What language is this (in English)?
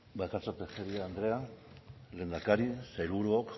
Basque